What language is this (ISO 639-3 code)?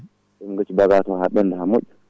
ful